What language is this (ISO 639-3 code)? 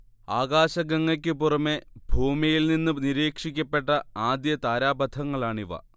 mal